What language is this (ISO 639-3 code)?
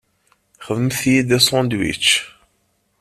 kab